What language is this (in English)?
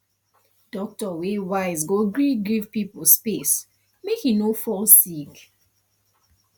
Nigerian Pidgin